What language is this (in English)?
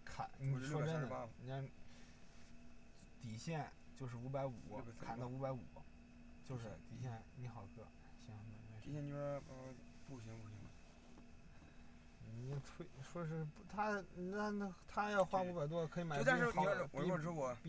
Chinese